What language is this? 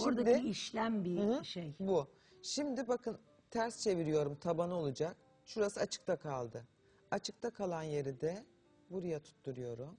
Turkish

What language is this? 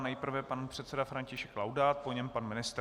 Czech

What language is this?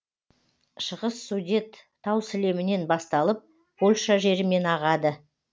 Kazakh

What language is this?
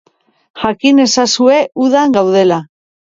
Basque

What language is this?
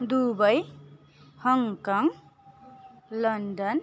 Nepali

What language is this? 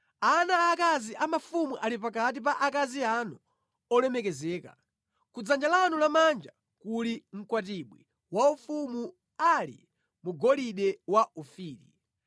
Nyanja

